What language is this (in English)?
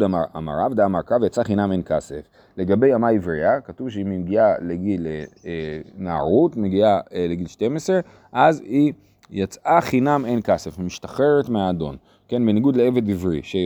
Hebrew